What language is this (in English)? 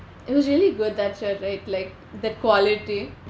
English